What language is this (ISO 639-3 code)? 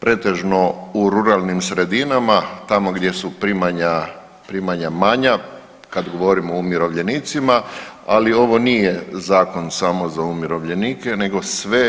hrv